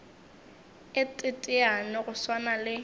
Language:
Northern Sotho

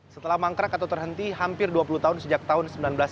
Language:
Indonesian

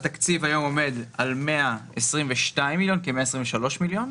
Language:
Hebrew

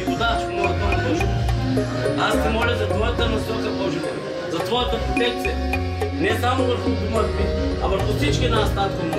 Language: Bulgarian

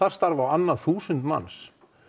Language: Icelandic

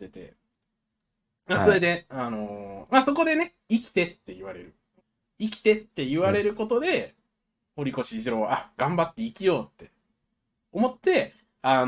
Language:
Japanese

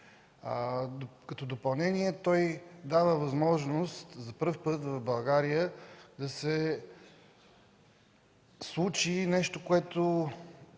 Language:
Bulgarian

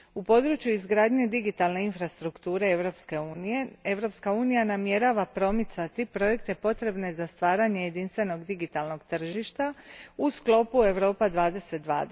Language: Croatian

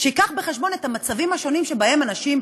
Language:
Hebrew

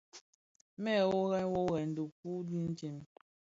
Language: Bafia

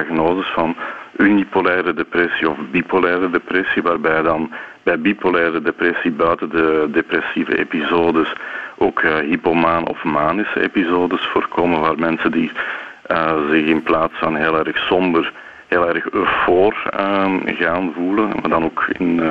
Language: Dutch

